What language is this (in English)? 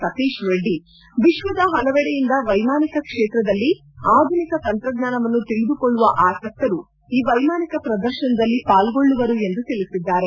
Kannada